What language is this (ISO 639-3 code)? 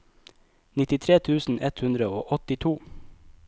nor